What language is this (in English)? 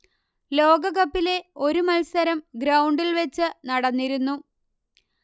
Malayalam